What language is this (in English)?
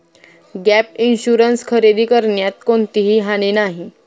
Marathi